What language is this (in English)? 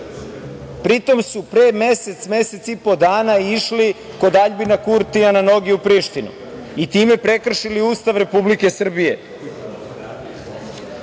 Serbian